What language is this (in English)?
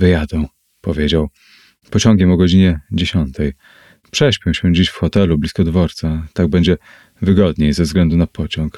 Polish